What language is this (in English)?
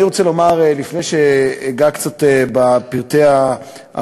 Hebrew